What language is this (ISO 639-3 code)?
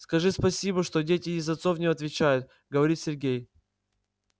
rus